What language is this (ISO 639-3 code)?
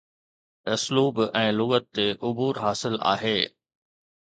snd